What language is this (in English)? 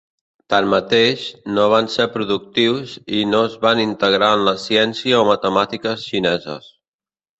Catalan